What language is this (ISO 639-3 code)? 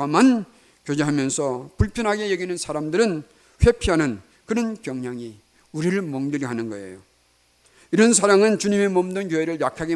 kor